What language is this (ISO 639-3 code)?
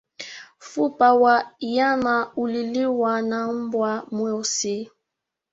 swa